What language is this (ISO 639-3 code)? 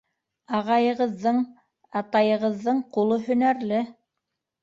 bak